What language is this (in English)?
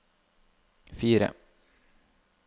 Norwegian